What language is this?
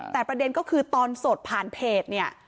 Thai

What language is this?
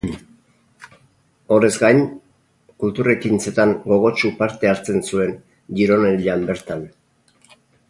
Basque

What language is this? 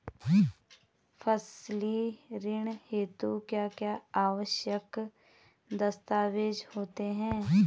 Hindi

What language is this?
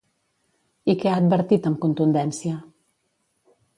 Catalan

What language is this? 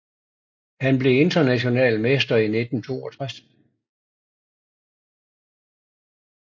Danish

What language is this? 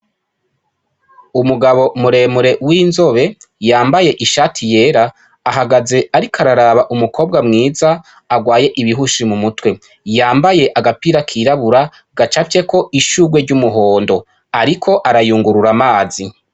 Rundi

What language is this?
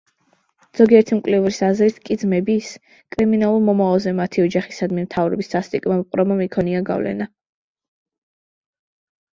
Georgian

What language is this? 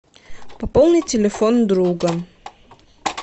Russian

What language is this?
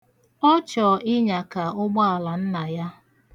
Igbo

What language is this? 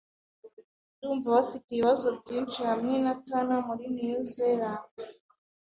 Kinyarwanda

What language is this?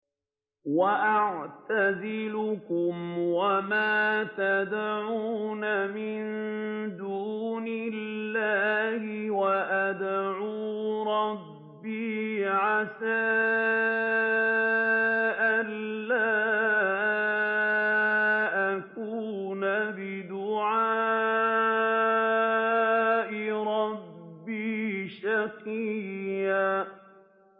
Arabic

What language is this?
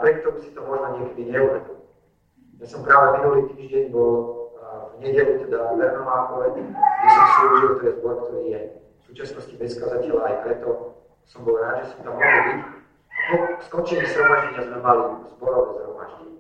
Slovak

